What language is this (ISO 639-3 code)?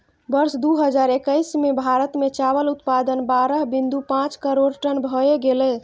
mai